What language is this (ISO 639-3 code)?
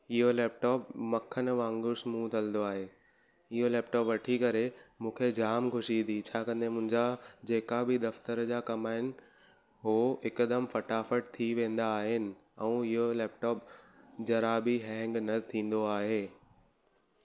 snd